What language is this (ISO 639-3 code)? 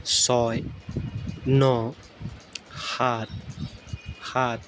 asm